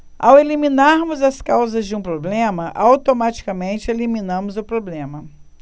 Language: Portuguese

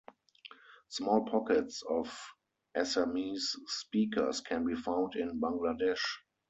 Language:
English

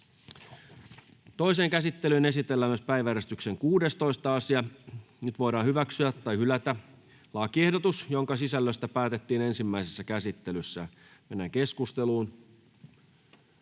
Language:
Finnish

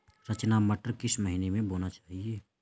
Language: Hindi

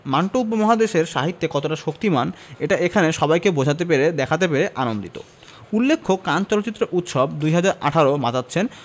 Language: Bangla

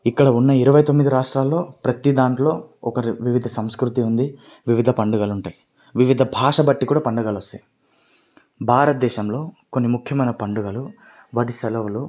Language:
Telugu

